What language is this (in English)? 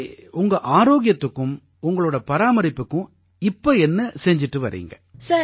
Tamil